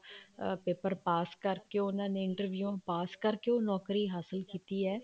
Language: Punjabi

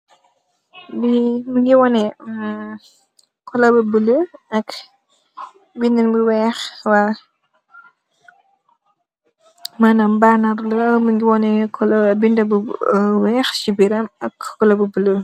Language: Wolof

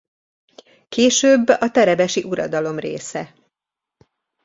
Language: Hungarian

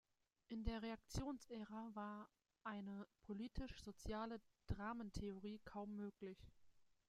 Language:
German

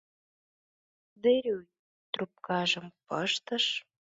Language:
Mari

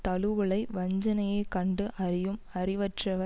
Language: Tamil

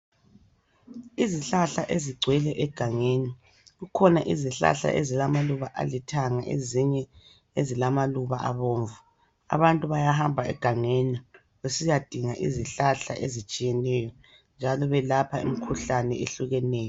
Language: North Ndebele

